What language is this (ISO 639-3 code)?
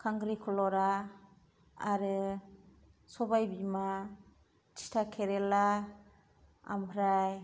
brx